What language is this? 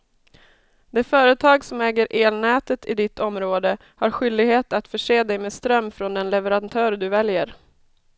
Swedish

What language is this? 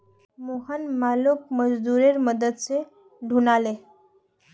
Magahi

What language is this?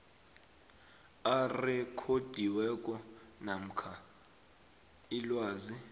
South Ndebele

